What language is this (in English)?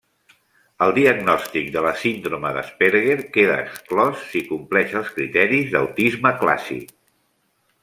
Catalan